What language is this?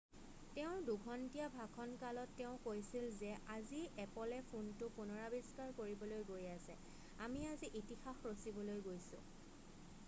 Assamese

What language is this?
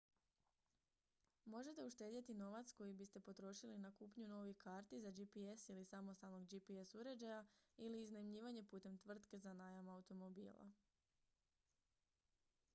Croatian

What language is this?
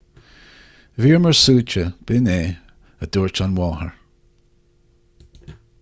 Irish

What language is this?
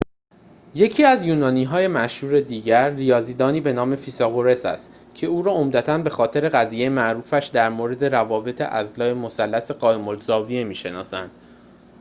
Persian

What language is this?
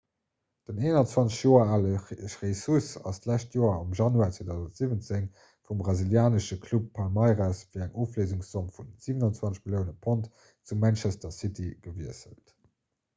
Luxembourgish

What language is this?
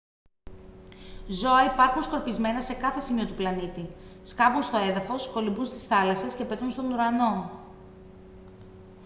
Greek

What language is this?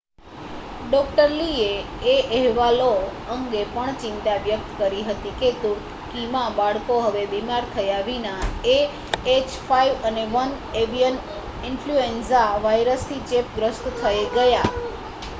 Gujarati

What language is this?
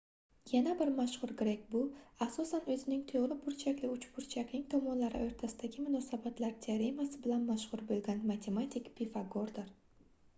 Uzbek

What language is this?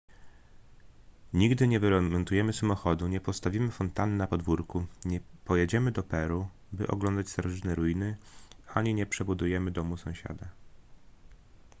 Polish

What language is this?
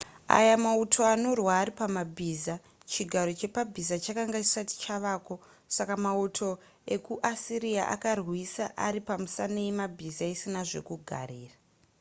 Shona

